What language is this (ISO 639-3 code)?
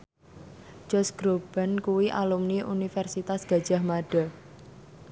jav